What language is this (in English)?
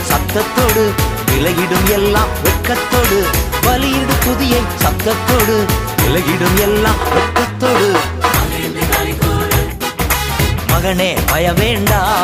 Tamil